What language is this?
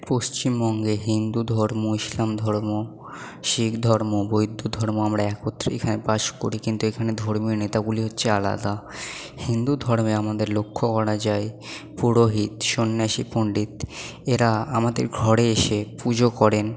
Bangla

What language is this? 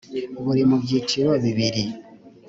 Kinyarwanda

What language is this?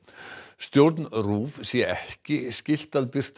Icelandic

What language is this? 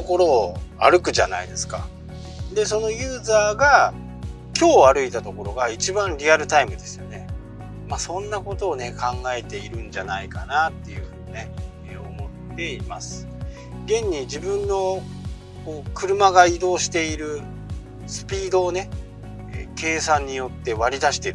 Japanese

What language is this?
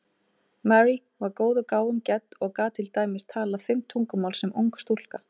Icelandic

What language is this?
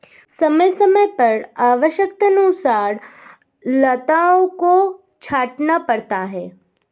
Hindi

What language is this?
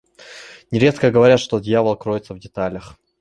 Russian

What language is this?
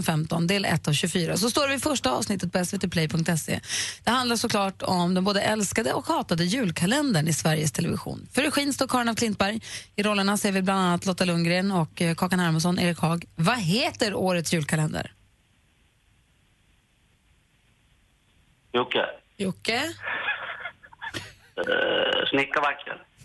Swedish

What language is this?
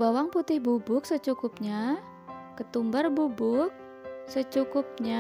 Indonesian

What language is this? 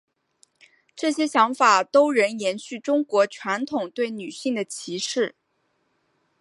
Chinese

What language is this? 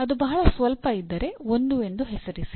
Kannada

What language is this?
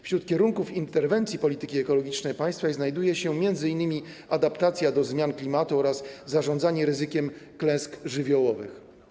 Polish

